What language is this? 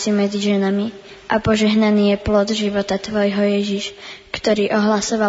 Slovak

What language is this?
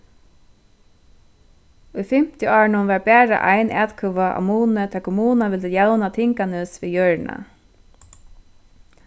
Faroese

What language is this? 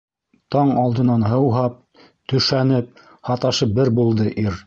Bashkir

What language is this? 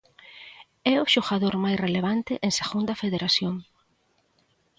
Galician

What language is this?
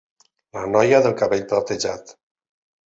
Catalan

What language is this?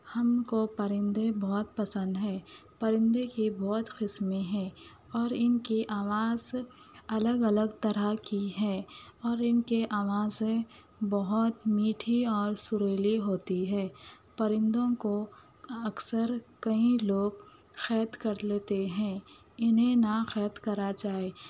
Urdu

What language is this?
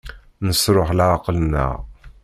Kabyle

